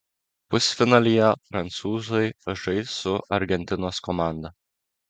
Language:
Lithuanian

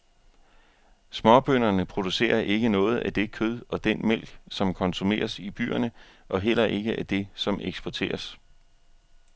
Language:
Danish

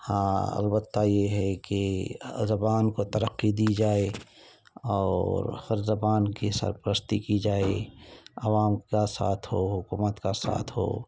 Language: Urdu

